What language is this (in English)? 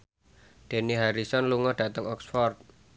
Javanese